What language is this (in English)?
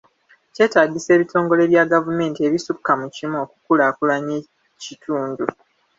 Ganda